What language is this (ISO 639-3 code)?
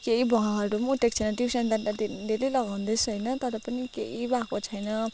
nep